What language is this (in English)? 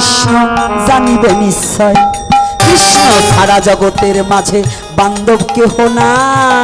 Bangla